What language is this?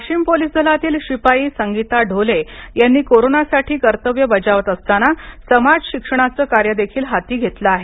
Marathi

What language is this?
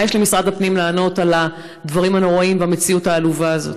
Hebrew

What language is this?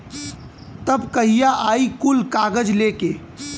Bhojpuri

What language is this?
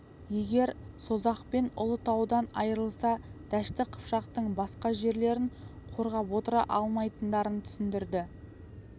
Kazakh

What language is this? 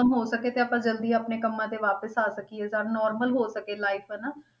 Punjabi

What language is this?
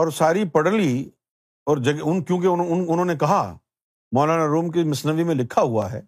Urdu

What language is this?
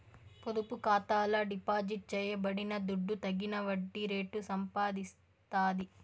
Telugu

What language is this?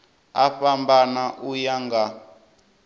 Venda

